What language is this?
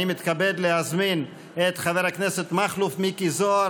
Hebrew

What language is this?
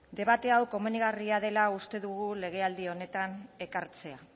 Basque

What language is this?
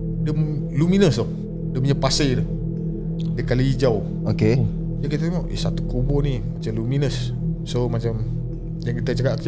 Malay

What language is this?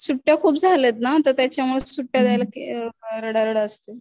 Marathi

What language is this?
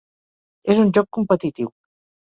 Catalan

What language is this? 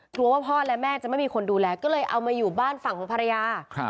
Thai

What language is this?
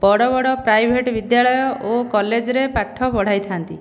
Odia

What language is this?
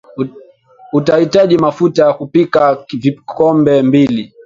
Swahili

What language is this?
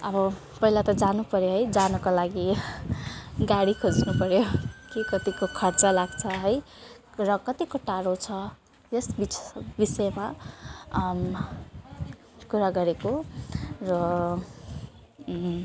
Nepali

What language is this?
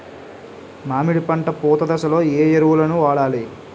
Telugu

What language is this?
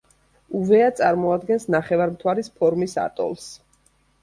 Georgian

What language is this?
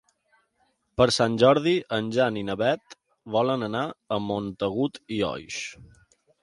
Catalan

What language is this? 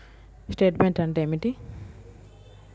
Telugu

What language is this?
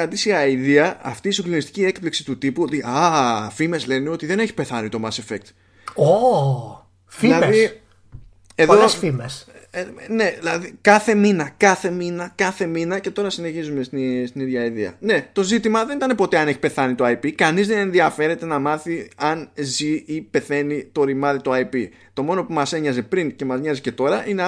Greek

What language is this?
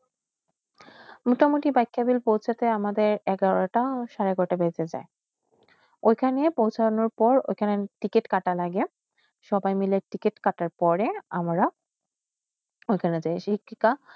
Bangla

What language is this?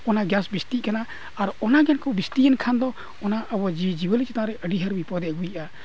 Santali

